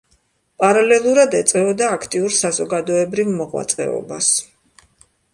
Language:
Georgian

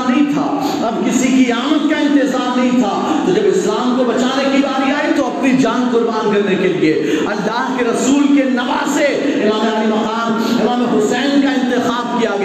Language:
Urdu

